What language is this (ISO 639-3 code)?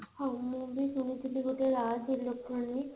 ori